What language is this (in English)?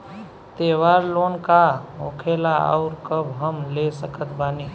Bhojpuri